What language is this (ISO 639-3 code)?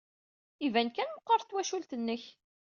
kab